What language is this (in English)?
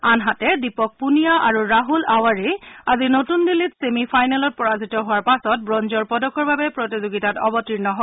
Assamese